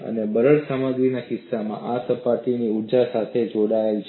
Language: Gujarati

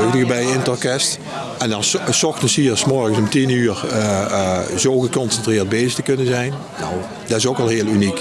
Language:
Dutch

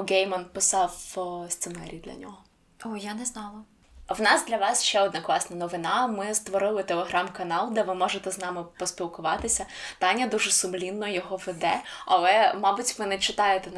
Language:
Ukrainian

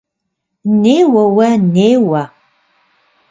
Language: Kabardian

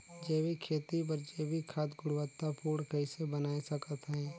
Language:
Chhattisgarhi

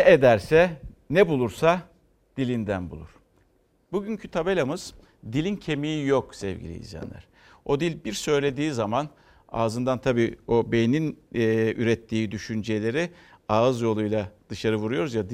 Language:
Turkish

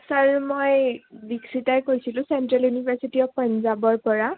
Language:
Assamese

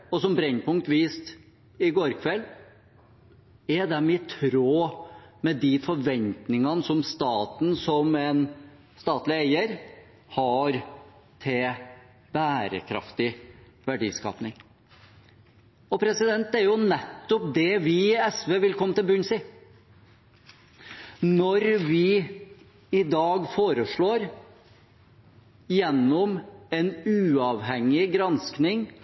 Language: Norwegian Bokmål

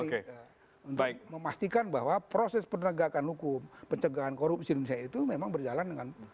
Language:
Indonesian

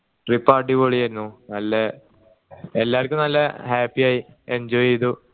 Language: Malayalam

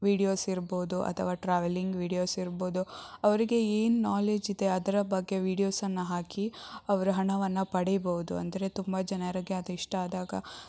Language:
Kannada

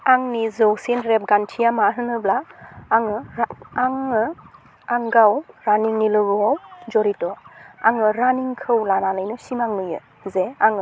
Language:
Bodo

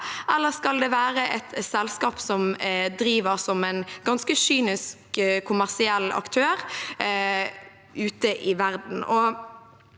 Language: Norwegian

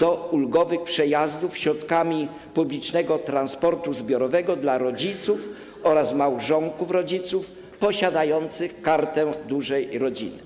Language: Polish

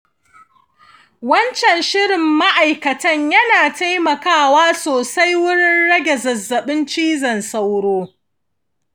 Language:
Hausa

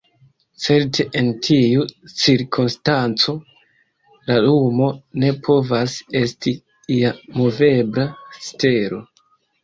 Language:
Esperanto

